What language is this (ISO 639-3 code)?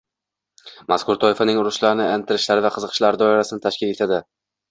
uzb